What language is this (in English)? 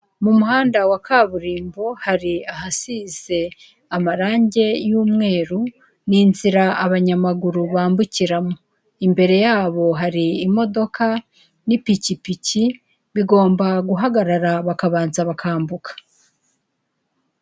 Kinyarwanda